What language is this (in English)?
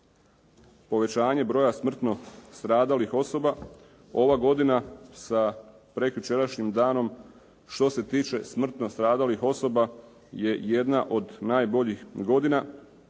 Croatian